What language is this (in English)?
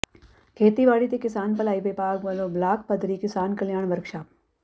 Punjabi